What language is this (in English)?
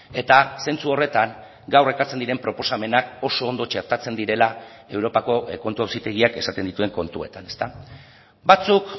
Basque